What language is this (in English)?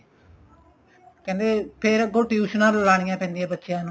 Punjabi